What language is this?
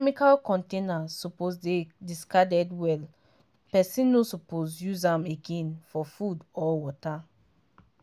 Nigerian Pidgin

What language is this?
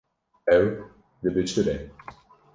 Kurdish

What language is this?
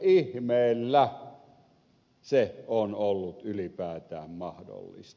Finnish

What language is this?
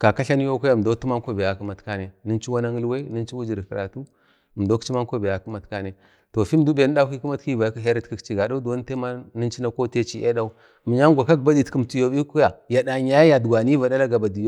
Bade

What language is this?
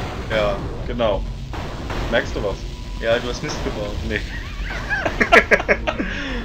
German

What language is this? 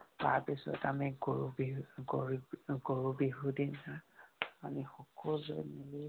Assamese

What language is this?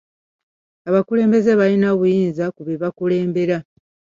Ganda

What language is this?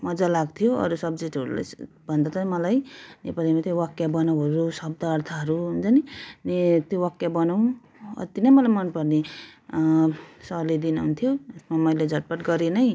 Nepali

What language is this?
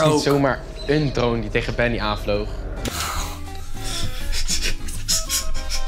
Dutch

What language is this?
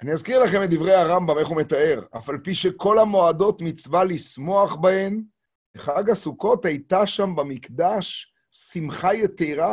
Hebrew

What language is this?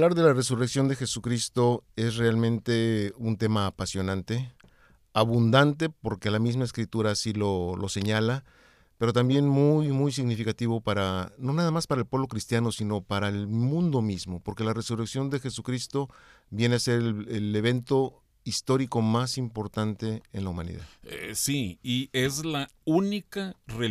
Spanish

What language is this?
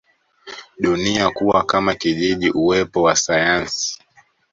Swahili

